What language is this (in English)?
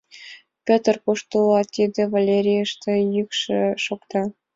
Mari